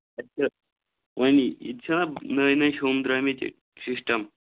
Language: Kashmiri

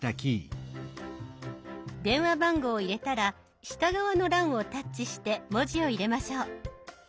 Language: Japanese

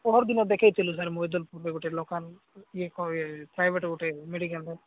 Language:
Odia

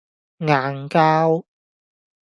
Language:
Cantonese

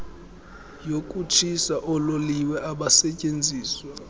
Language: Xhosa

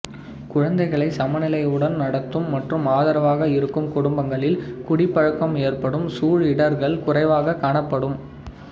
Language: Tamil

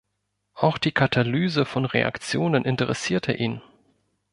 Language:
German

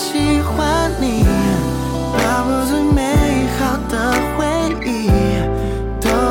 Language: Chinese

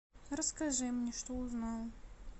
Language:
Russian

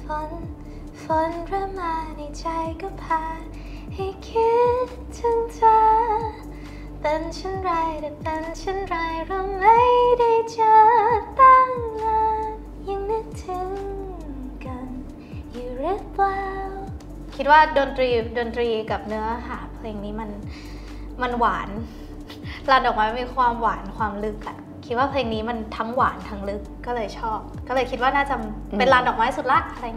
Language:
Thai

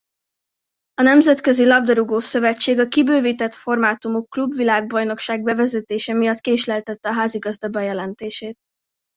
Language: Hungarian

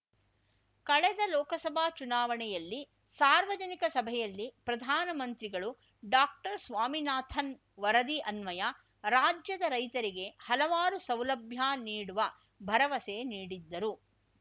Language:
Kannada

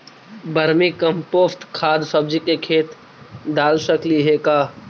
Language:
Magahi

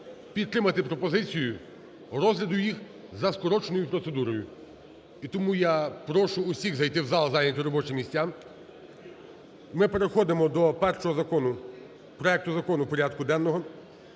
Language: Ukrainian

